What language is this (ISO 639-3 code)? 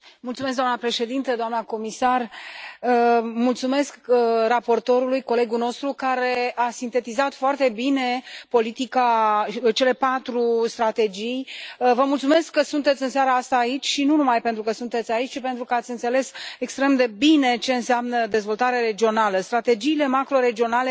ron